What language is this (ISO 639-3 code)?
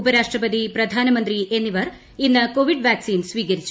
mal